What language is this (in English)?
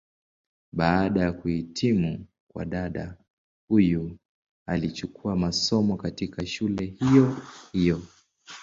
Swahili